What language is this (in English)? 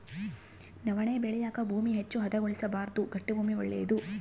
Kannada